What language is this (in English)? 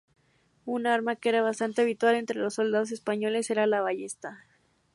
Spanish